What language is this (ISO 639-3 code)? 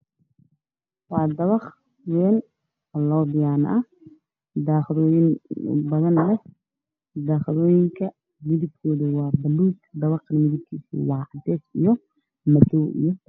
som